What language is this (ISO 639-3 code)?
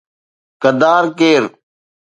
snd